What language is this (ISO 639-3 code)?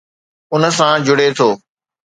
snd